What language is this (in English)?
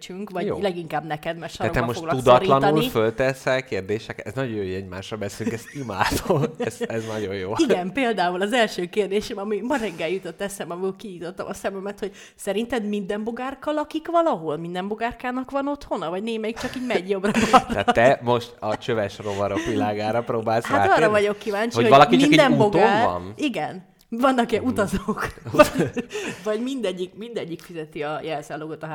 Hungarian